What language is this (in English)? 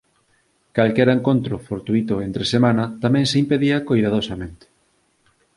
Galician